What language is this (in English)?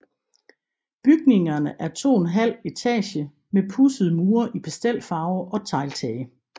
Danish